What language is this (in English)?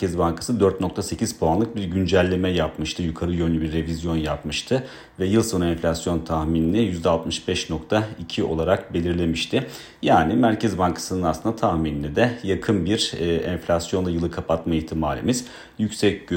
Turkish